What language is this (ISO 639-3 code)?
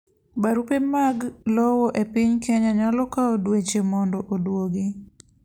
luo